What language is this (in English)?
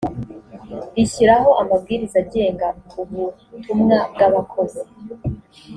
Kinyarwanda